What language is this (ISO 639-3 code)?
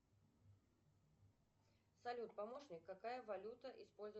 rus